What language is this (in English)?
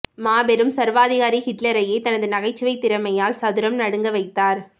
Tamil